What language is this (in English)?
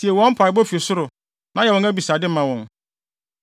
Akan